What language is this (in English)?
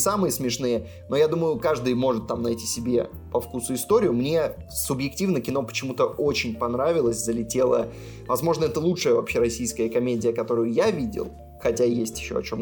Russian